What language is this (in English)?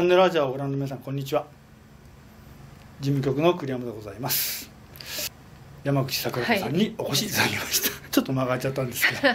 Japanese